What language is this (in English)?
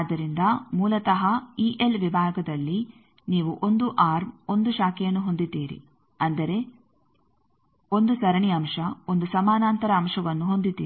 Kannada